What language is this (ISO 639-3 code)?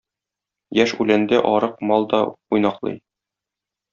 tat